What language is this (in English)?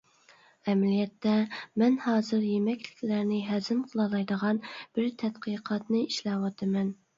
Uyghur